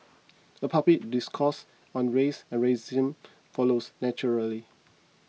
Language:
English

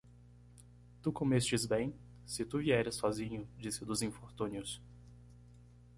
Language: Portuguese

